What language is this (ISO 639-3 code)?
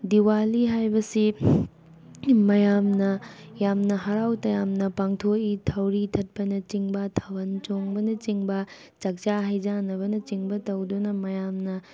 mni